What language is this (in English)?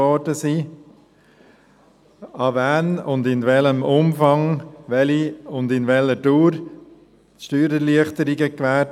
Swiss German